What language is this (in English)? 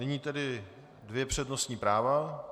Czech